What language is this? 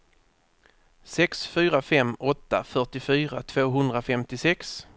Swedish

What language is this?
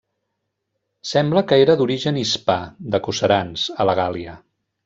Catalan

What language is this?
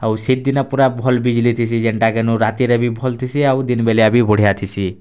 Odia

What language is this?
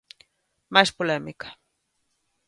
Galician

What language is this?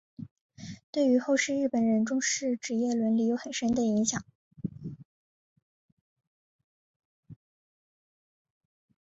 Chinese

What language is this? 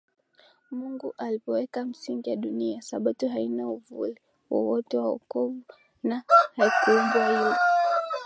Swahili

